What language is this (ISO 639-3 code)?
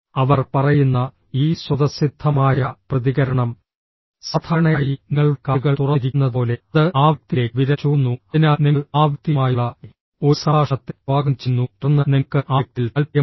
mal